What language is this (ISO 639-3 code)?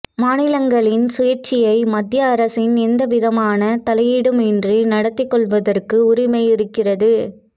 tam